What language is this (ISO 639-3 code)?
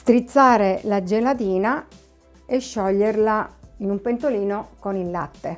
ita